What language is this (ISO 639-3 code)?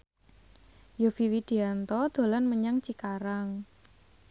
jav